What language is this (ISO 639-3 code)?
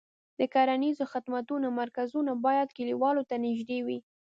pus